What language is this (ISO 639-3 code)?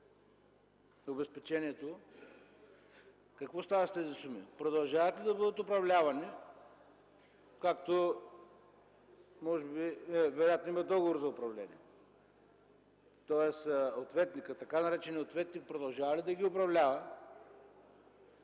bul